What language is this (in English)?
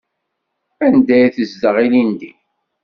Kabyle